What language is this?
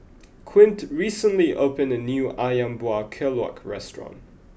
English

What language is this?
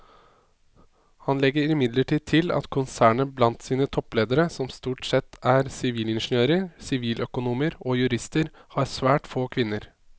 Norwegian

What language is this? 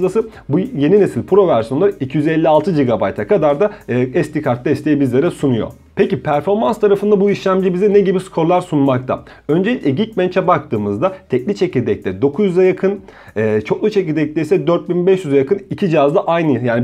Turkish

